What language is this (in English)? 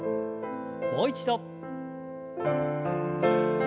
Japanese